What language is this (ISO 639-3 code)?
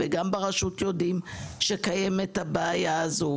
heb